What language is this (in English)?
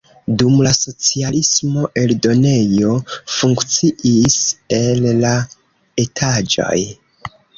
Esperanto